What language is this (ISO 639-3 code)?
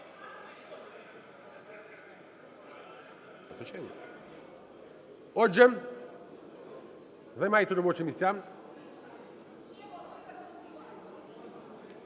ukr